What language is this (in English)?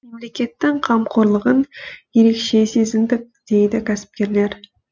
Kazakh